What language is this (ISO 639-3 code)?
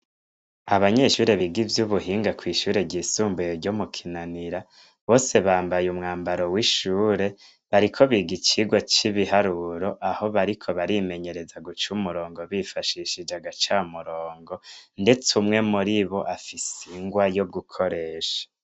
run